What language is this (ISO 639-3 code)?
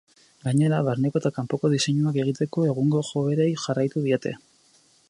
eus